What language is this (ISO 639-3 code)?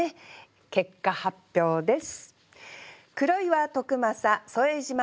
jpn